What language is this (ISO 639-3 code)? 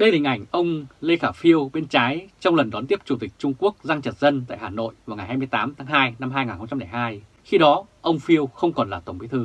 vie